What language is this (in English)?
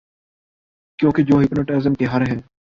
Urdu